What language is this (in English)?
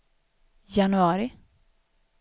Swedish